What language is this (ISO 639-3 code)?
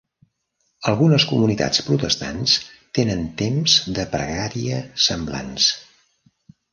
cat